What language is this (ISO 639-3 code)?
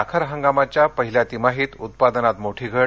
mar